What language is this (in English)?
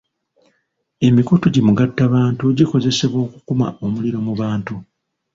Ganda